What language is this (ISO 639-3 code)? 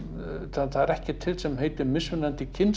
isl